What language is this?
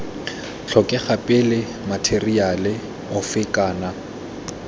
Tswana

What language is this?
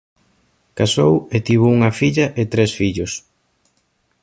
Galician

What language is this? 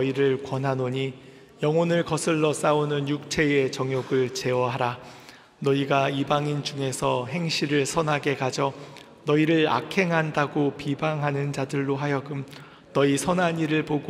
Korean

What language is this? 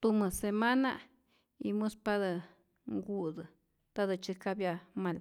Rayón Zoque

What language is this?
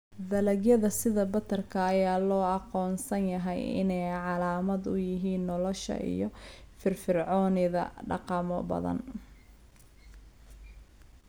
Somali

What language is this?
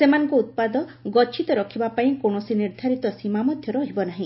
Odia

